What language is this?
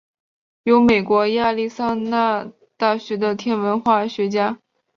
Chinese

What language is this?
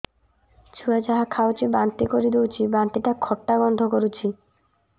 Odia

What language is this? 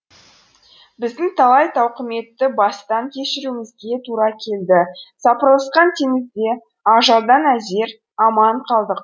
Kazakh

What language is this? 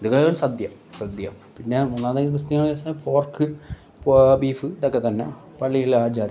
Malayalam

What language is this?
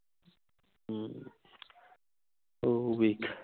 Punjabi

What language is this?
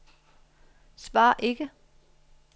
Danish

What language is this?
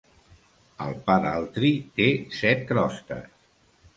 Catalan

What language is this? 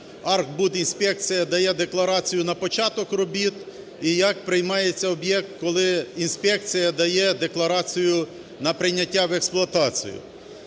Ukrainian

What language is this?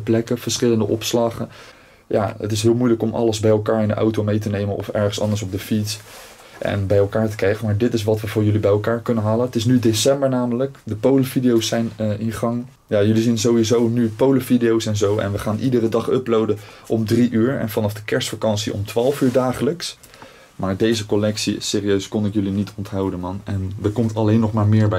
Dutch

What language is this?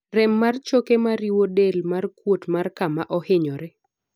Luo (Kenya and Tanzania)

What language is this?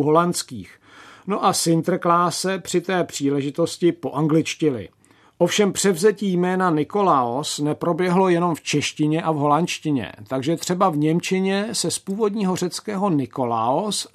Czech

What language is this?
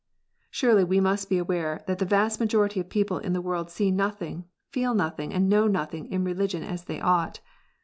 English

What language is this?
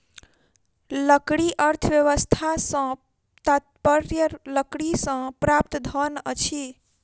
Maithili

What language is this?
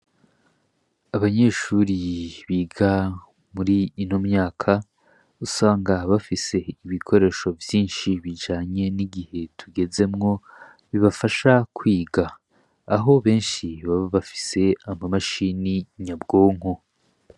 Rundi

